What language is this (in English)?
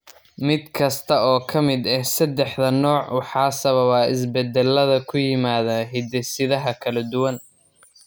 Somali